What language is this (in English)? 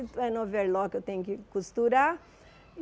Portuguese